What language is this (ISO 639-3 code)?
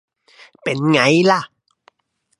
tha